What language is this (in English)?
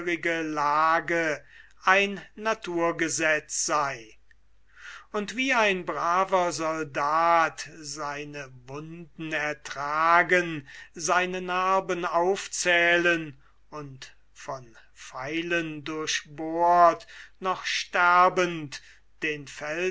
German